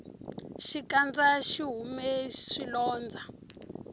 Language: Tsonga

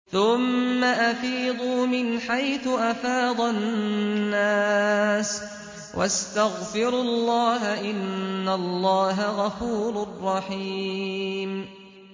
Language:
Arabic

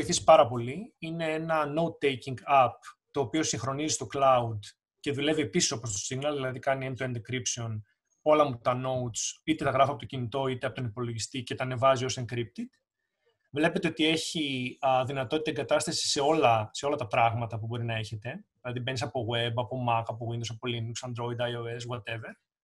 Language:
Greek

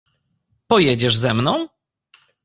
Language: Polish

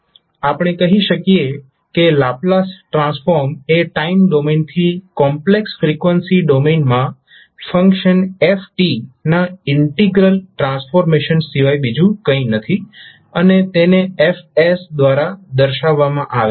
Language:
Gujarati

